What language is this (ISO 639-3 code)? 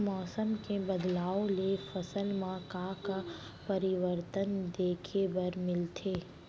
hne